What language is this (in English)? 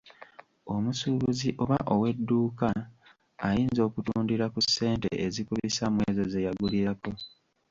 Ganda